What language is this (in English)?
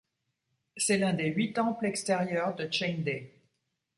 French